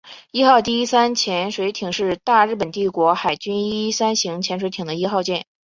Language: Chinese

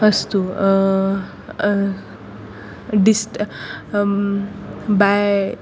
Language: Sanskrit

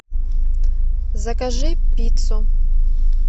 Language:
Russian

